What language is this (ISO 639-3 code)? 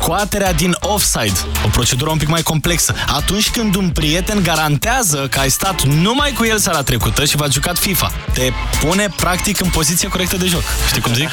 ron